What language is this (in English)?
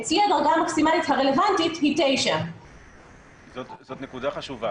Hebrew